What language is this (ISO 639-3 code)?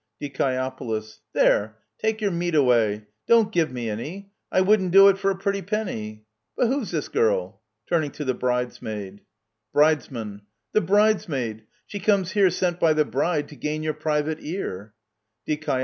eng